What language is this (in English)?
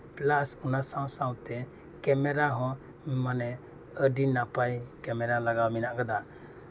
Santali